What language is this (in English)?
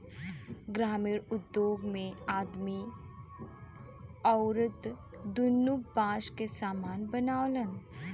Bhojpuri